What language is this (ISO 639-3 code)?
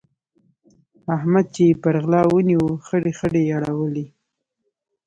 pus